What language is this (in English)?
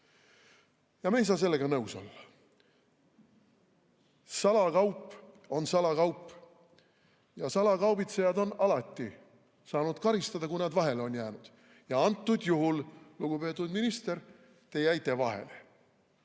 Estonian